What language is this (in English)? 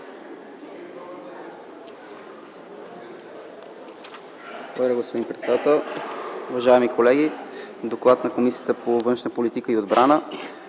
Bulgarian